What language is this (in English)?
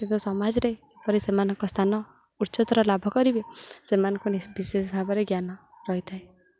Odia